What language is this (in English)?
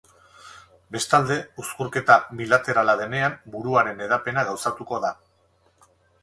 Basque